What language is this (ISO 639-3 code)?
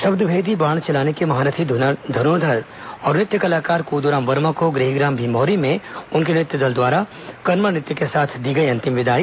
hin